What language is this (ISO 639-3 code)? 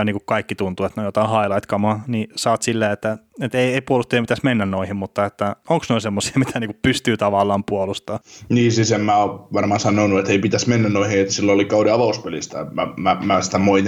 fin